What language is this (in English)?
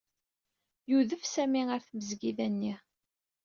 Kabyle